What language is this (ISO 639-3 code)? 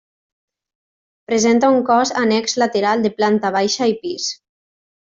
cat